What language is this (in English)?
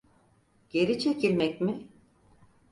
Turkish